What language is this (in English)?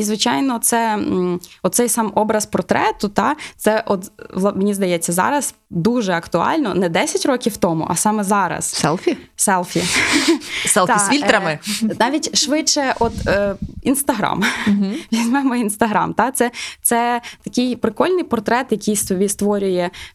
Ukrainian